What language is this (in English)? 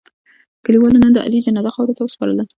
Pashto